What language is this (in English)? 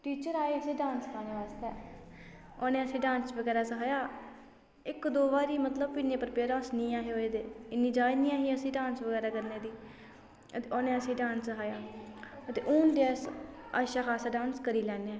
Dogri